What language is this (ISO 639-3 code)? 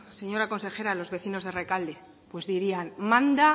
spa